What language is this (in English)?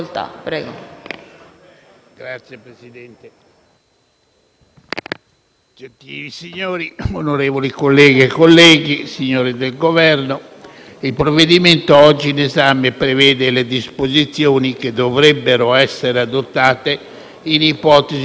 Italian